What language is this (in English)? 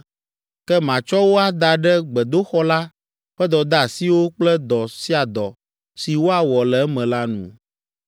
Ewe